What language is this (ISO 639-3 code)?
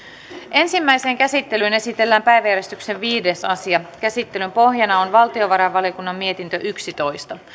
fin